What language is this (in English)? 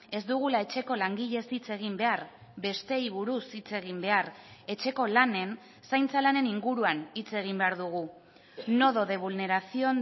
Basque